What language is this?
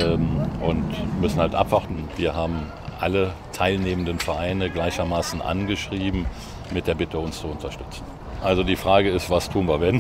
German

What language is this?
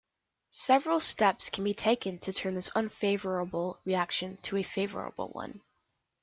English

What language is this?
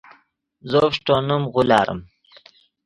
Yidgha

